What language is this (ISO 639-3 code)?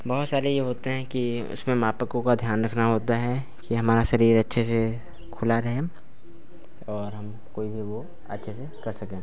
hin